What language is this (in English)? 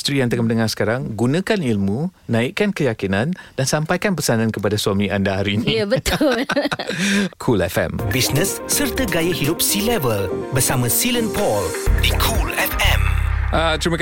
Malay